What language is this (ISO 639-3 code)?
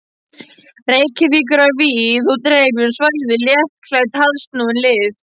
isl